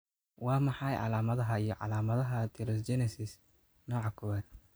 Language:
Somali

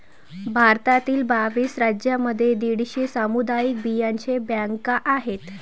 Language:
Marathi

